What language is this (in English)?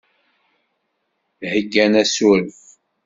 Kabyle